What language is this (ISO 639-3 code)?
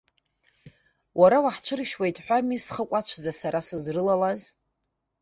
abk